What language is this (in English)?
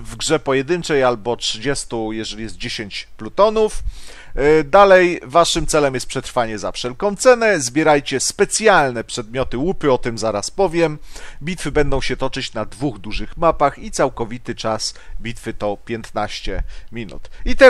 Polish